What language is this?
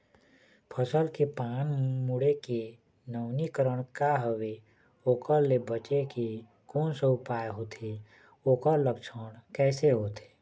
Chhattisgarhi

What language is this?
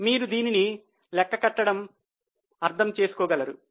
Telugu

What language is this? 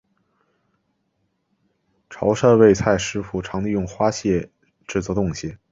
Chinese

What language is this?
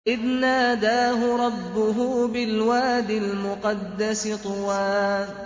Arabic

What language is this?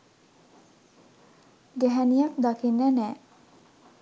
Sinhala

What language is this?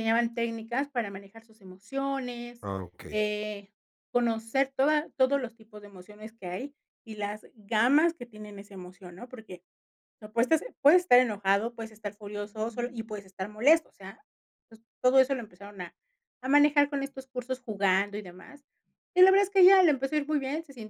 Spanish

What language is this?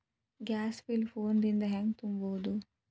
Kannada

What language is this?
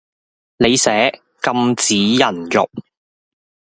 Cantonese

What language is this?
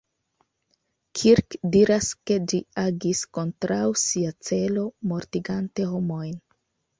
Esperanto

